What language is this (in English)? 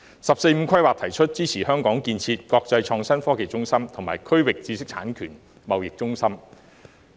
Cantonese